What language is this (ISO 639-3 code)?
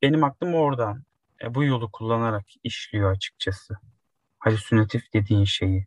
tur